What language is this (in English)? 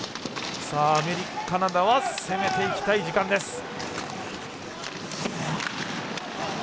Japanese